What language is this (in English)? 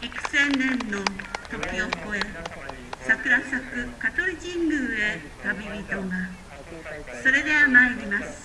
Japanese